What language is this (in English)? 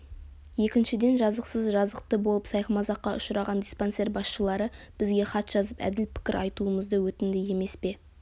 Kazakh